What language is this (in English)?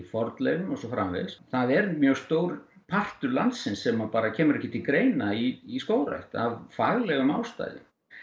Icelandic